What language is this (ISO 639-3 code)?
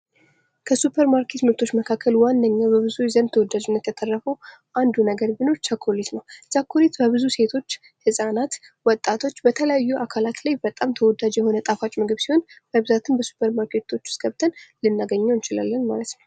amh